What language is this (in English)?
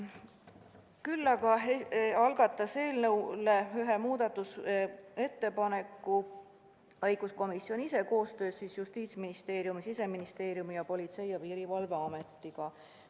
Estonian